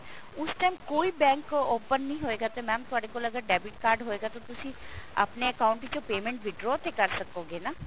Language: Punjabi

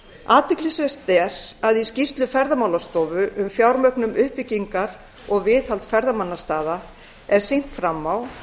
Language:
Icelandic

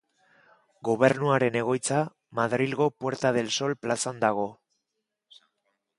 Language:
Basque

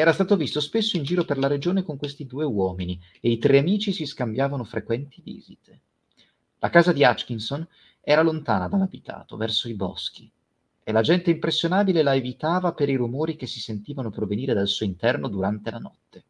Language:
Italian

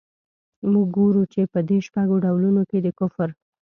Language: Pashto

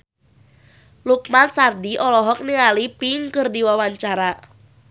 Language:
Sundanese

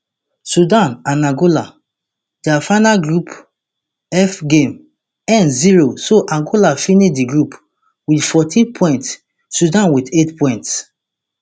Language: Nigerian Pidgin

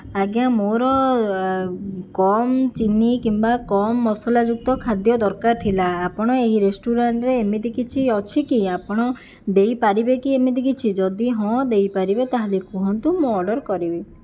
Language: Odia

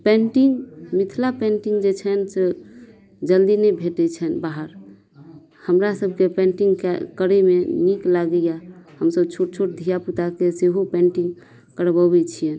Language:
Maithili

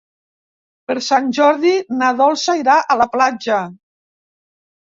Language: Catalan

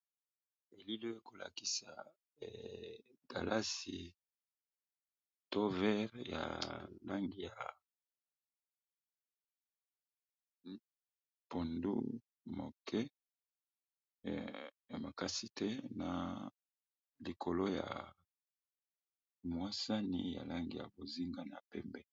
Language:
Lingala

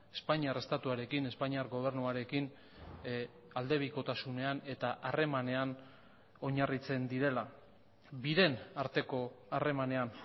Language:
Basque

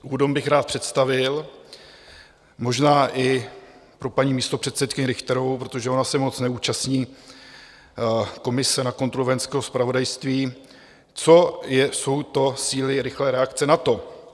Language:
Czech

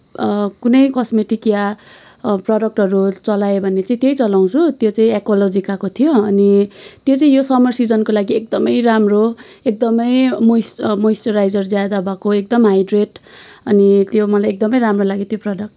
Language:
Nepali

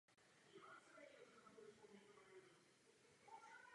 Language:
Czech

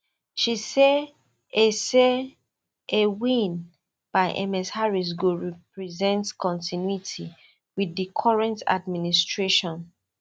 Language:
Nigerian Pidgin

